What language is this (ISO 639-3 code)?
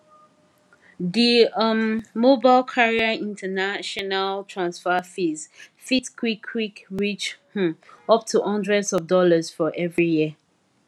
pcm